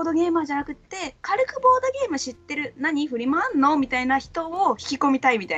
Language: Japanese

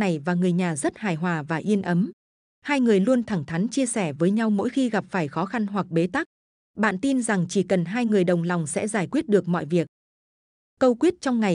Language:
Vietnamese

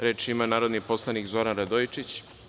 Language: Serbian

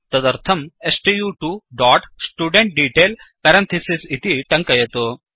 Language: Sanskrit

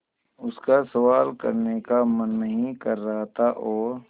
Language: Hindi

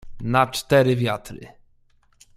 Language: Polish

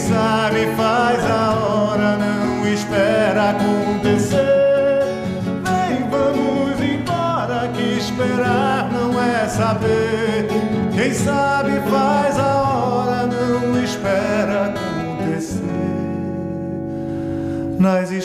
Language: Portuguese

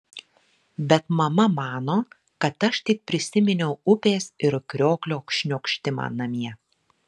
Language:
Lithuanian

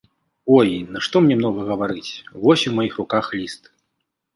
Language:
Belarusian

